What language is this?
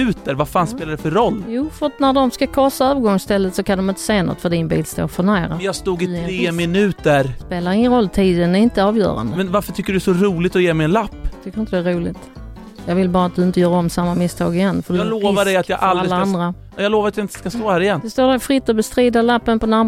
Swedish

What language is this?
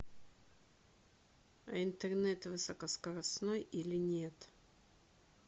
Russian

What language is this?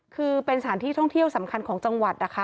Thai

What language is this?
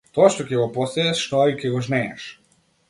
Macedonian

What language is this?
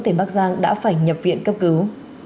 Vietnamese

